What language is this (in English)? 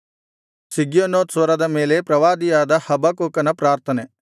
Kannada